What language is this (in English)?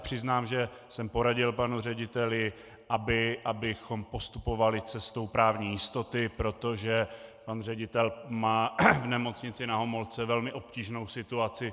Czech